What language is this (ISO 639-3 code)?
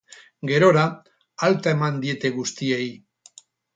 eus